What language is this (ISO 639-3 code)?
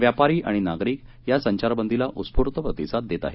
mar